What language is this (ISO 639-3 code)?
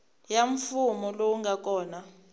tso